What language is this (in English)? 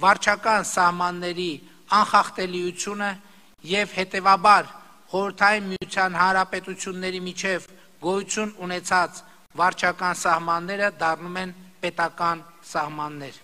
Romanian